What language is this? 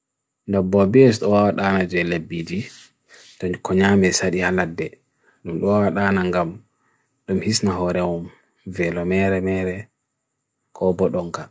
Bagirmi Fulfulde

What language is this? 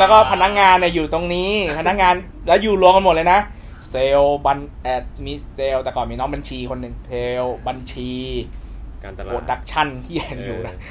Thai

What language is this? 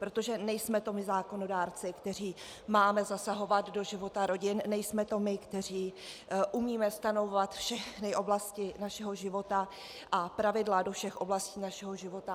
Czech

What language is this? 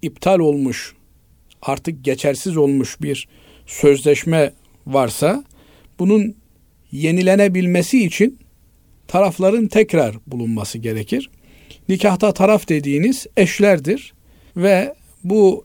Turkish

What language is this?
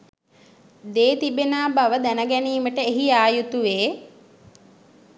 Sinhala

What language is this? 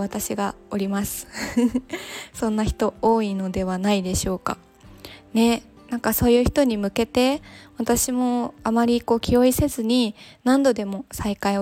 Japanese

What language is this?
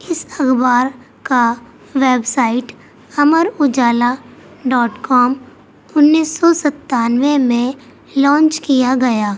Urdu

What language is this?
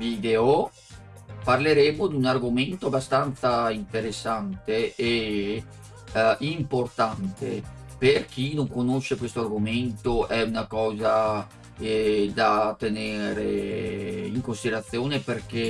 Italian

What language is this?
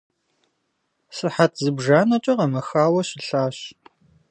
Kabardian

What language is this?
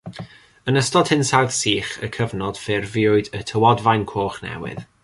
Welsh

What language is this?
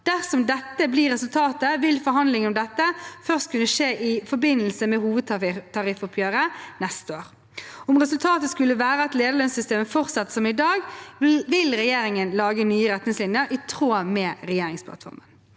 Norwegian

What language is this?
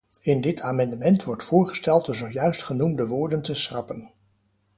Dutch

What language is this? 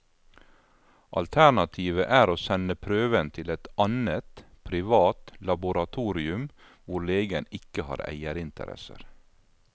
Norwegian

